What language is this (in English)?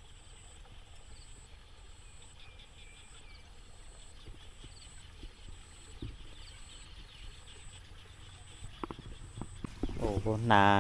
Thai